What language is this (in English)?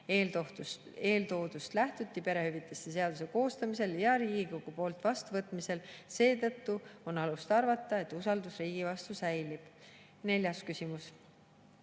Estonian